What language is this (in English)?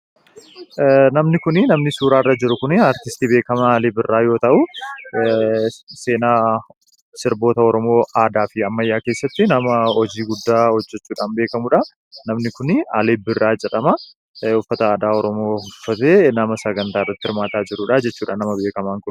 Oromo